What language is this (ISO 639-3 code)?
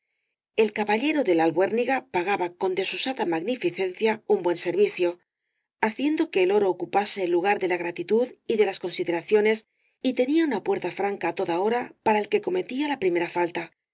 spa